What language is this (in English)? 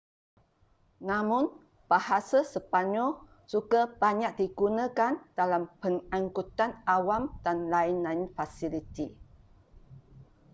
Malay